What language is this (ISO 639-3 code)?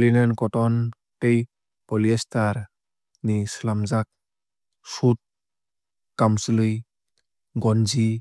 trp